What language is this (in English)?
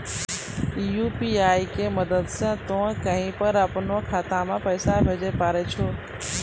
Maithili